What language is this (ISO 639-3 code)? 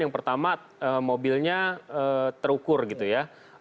ind